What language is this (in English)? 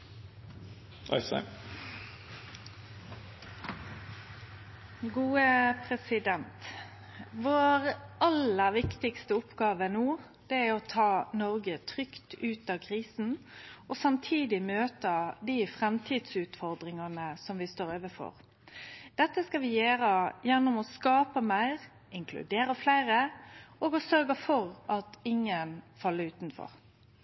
Norwegian